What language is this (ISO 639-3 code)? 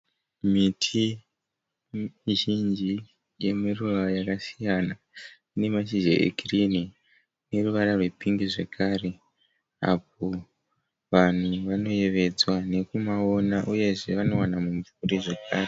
sna